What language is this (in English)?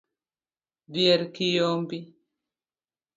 Luo (Kenya and Tanzania)